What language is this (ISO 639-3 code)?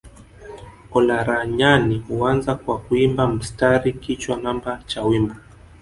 swa